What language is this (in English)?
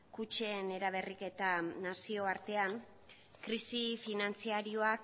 Basque